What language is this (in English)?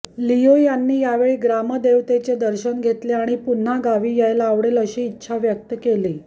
Marathi